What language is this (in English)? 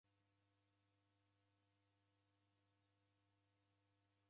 Taita